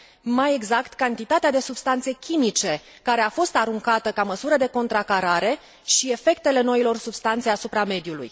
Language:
Romanian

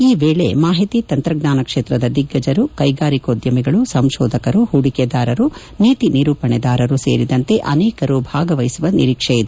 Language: Kannada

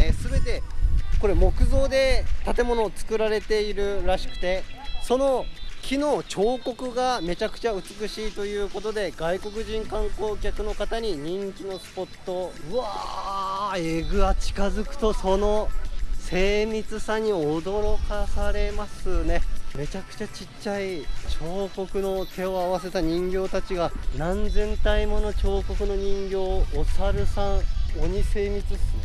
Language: Japanese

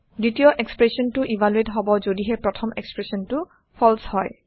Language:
Assamese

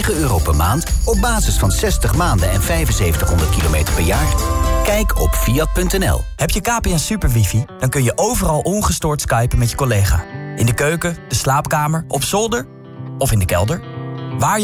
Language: Dutch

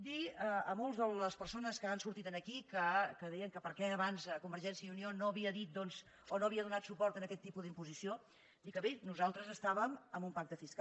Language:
Catalan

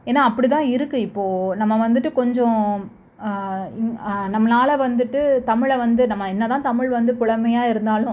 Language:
Tamil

